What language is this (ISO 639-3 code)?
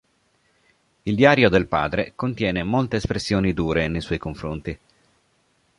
ita